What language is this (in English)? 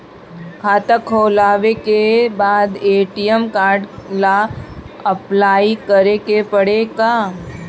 Bhojpuri